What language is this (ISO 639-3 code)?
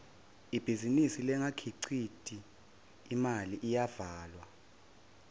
ssw